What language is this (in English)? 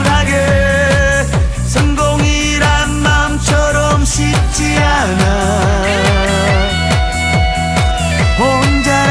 Vietnamese